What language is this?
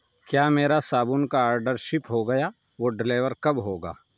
Urdu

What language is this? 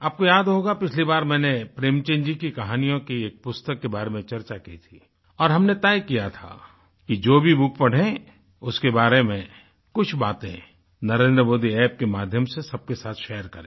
Hindi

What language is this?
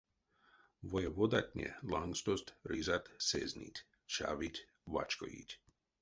Erzya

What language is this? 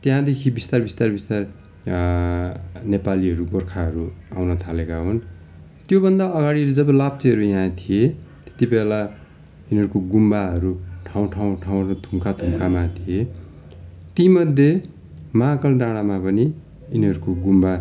Nepali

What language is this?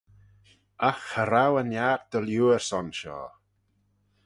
Manx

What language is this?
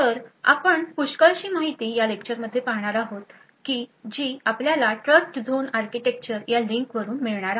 Marathi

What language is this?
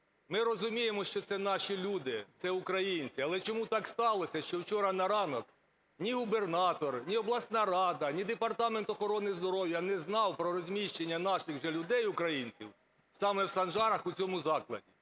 Ukrainian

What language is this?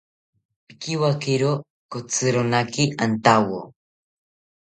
South Ucayali Ashéninka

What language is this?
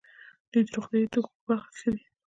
Pashto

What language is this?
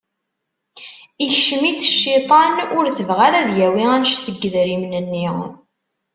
Kabyle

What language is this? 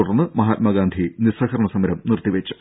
Malayalam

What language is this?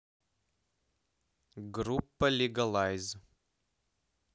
Russian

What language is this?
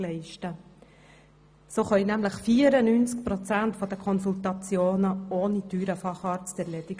Swiss German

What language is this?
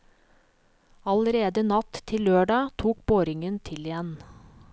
Norwegian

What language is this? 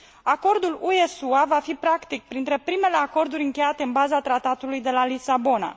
Romanian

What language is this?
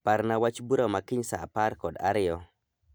Luo (Kenya and Tanzania)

